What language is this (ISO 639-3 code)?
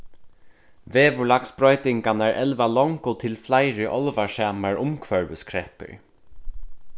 fao